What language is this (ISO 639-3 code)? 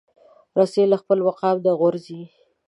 pus